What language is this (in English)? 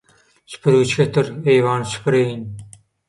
Turkmen